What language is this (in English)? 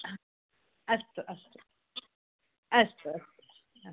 Sanskrit